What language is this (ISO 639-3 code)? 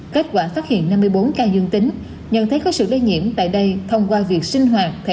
vie